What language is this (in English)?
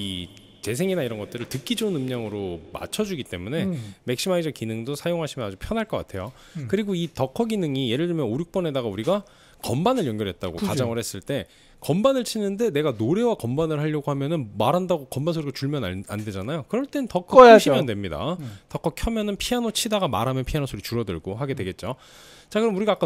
Korean